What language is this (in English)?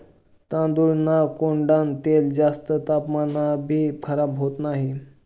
Marathi